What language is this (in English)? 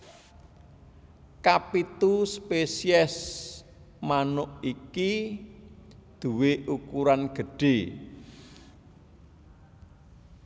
Javanese